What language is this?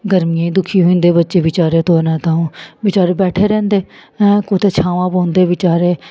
Dogri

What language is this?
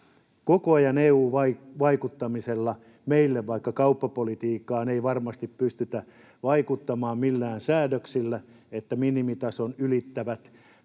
Finnish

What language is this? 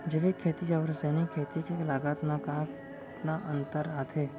Chhattisgarhi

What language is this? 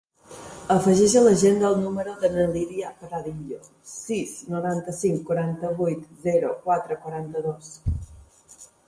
Catalan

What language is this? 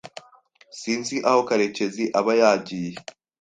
Kinyarwanda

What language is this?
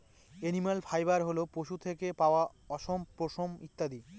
Bangla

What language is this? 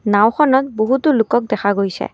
Assamese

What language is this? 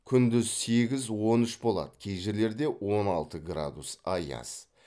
Kazakh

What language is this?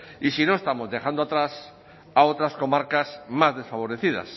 Spanish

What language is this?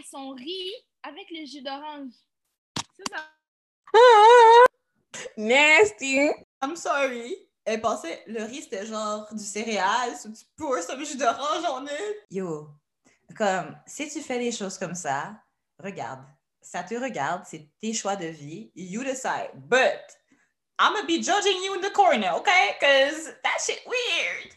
French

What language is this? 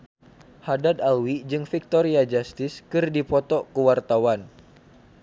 Sundanese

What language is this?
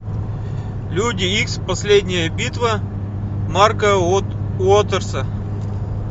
Russian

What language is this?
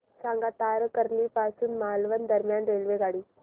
Marathi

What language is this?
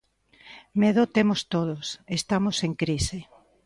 Galician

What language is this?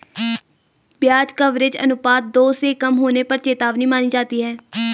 Hindi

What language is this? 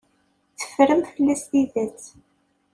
Kabyle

